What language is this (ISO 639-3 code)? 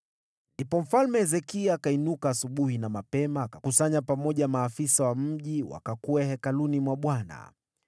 swa